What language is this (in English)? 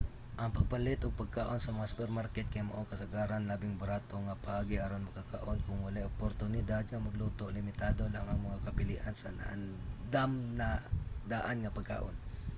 Cebuano